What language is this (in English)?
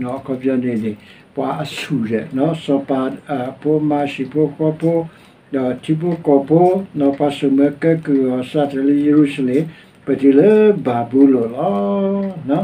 Thai